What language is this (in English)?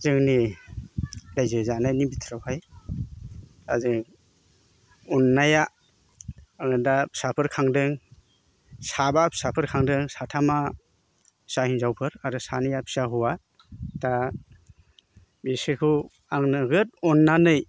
Bodo